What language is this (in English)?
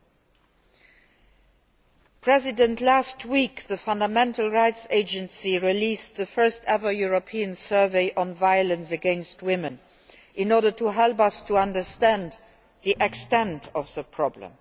English